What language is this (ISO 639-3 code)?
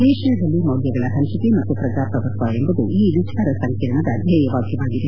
kan